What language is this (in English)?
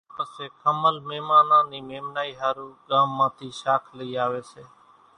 Kachi Koli